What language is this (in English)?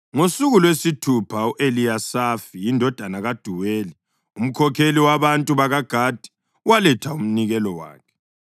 North Ndebele